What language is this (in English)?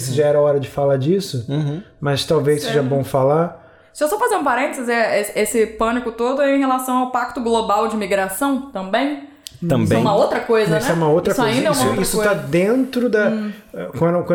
Portuguese